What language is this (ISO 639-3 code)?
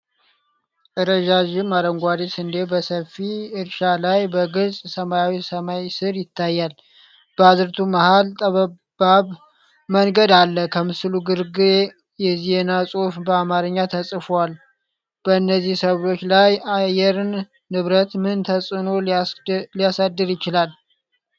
amh